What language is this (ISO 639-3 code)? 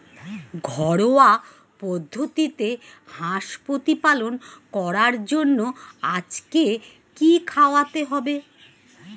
ben